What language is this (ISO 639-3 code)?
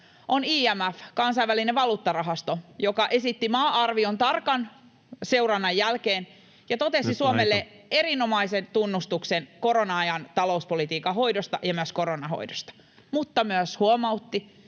fin